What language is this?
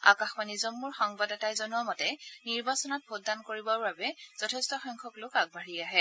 Assamese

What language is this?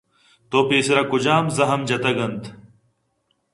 Eastern Balochi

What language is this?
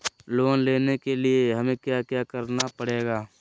Magahi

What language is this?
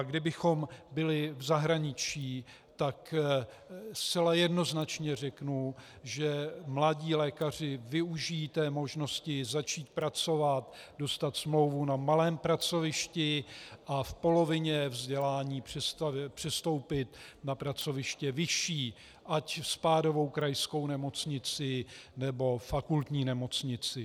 Czech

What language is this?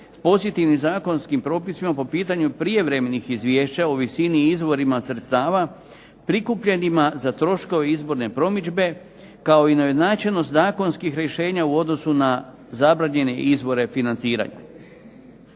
Croatian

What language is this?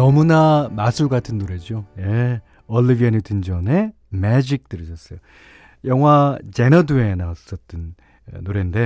Korean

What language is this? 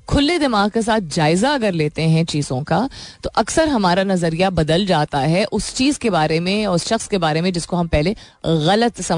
Hindi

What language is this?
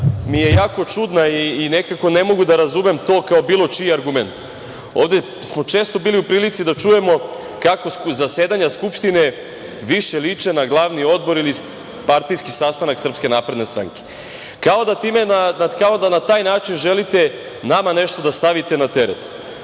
Serbian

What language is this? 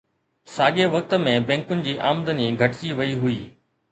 Sindhi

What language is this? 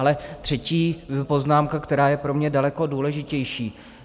Czech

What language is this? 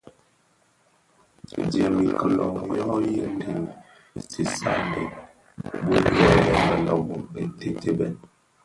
Bafia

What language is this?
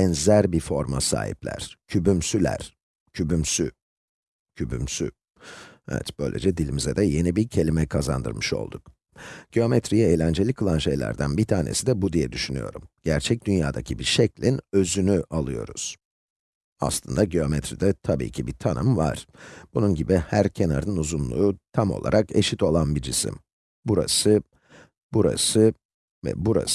Turkish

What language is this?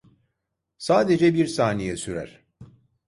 Turkish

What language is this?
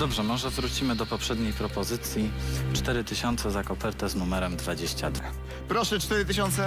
Polish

